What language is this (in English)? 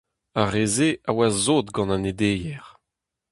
Breton